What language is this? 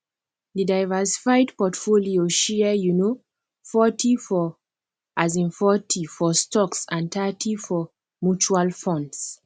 Nigerian Pidgin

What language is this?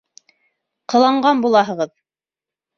Bashkir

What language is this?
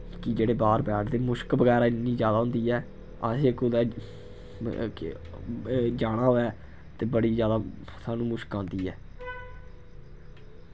Dogri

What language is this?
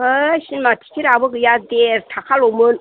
Bodo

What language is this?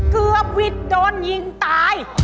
Thai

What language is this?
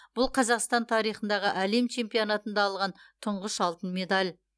Kazakh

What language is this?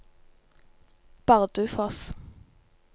Norwegian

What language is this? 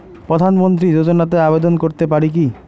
Bangla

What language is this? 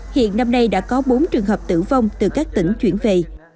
Vietnamese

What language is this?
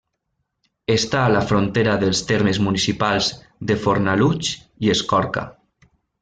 Catalan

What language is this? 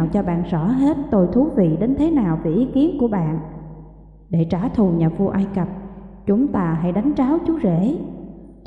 Vietnamese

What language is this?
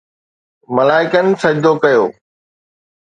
Sindhi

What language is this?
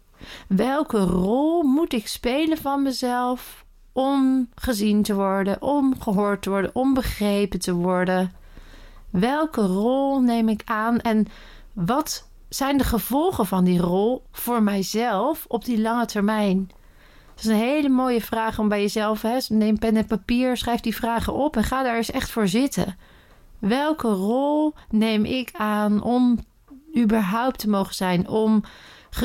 Dutch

